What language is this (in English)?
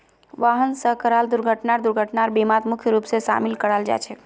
Magahi